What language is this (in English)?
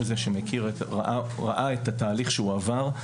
Hebrew